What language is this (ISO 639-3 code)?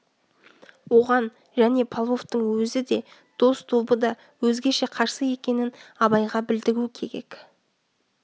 kaz